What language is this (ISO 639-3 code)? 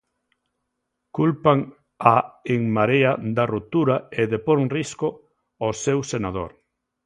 glg